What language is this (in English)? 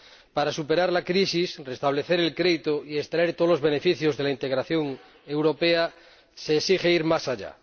Spanish